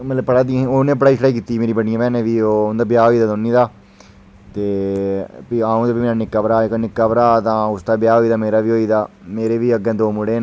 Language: Dogri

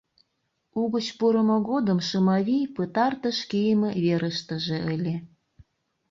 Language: Mari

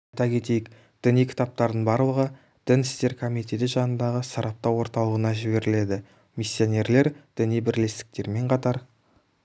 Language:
Kazakh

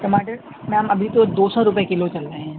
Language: Urdu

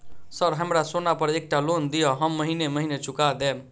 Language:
Maithili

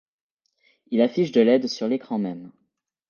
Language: French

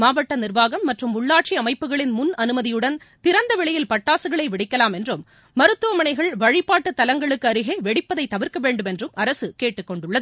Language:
Tamil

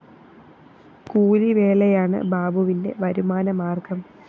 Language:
Malayalam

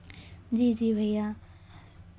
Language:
Hindi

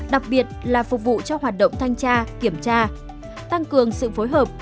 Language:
Vietnamese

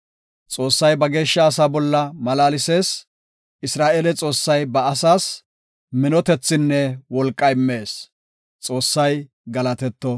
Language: Gofa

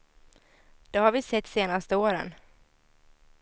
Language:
Swedish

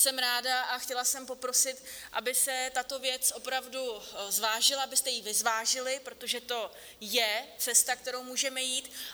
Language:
Czech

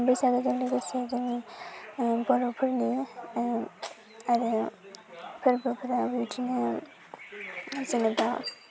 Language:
Bodo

